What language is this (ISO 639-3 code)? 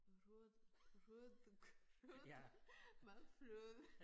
dan